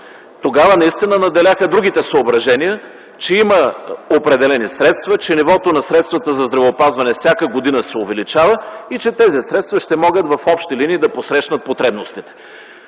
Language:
Bulgarian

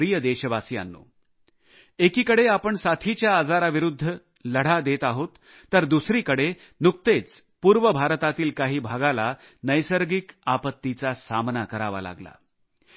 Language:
Marathi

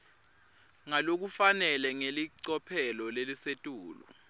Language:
Swati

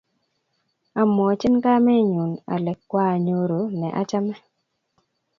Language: Kalenjin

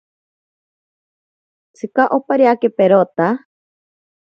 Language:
Ashéninka Perené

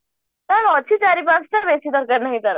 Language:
Odia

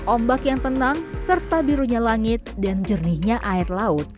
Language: Indonesian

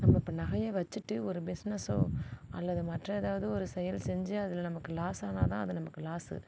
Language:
Tamil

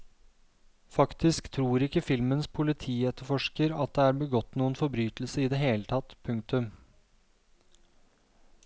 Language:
Norwegian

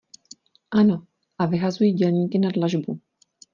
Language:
Czech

